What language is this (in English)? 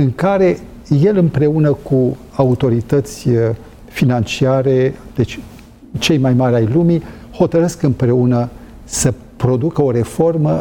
Romanian